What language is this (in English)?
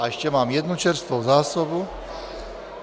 Czech